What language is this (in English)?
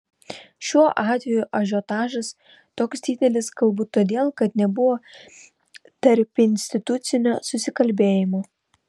Lithuanian